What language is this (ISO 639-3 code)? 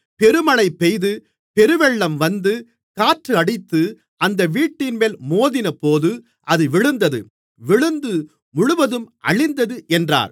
tam